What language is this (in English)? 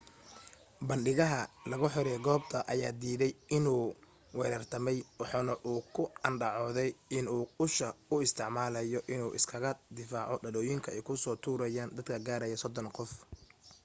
Somali